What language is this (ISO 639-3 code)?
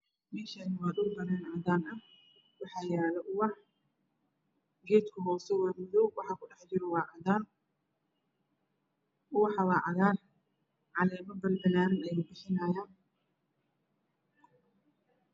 som